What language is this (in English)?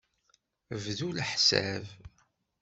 Kabyle